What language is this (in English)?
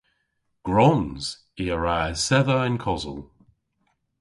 Cornish